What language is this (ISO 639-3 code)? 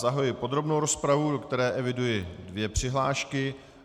ces